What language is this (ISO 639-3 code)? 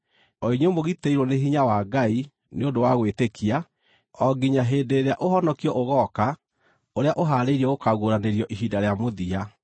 kik